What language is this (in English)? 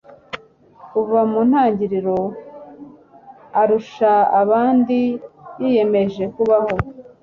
Kinyarwanda